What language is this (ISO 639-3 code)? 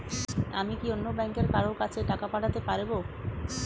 ben